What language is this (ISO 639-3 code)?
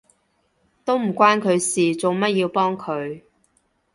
yue